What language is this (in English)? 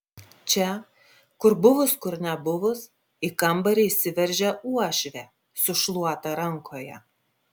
Lithuanian